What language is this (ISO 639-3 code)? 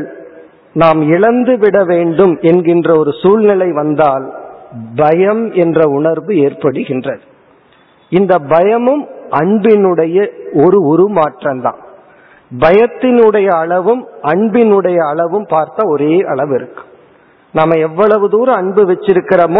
tam